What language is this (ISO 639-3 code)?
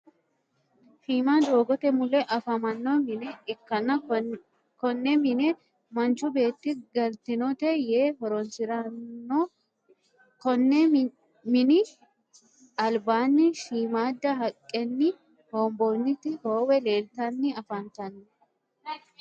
sid